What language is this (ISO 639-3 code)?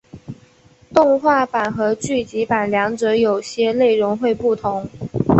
zho